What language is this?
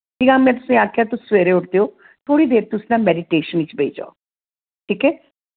Dogri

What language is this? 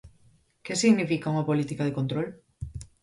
Galician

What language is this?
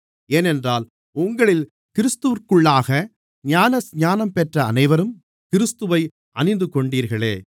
Tamil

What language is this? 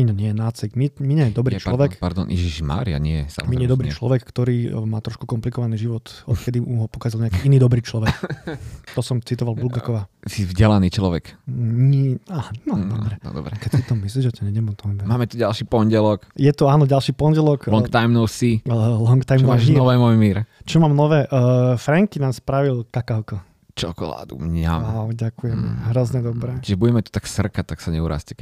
Slovak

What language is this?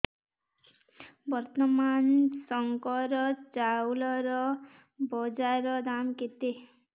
Odia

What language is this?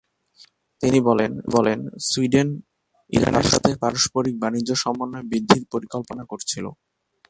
Bangla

